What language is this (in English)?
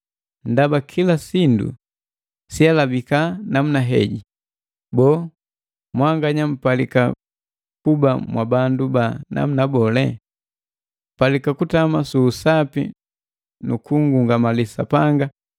Matengo